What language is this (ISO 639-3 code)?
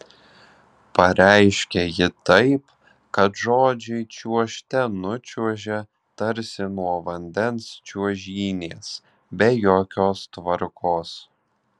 lit